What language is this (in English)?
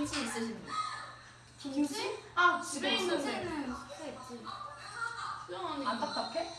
Korean